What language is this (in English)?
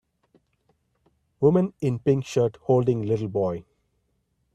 English